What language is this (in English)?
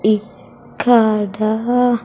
Telugu